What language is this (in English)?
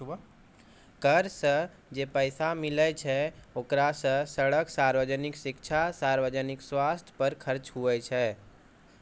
Maithili